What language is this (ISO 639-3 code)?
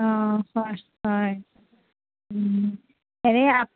asm